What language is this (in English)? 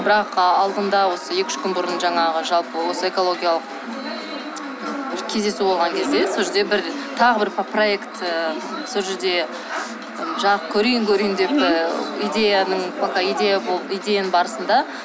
Kazakh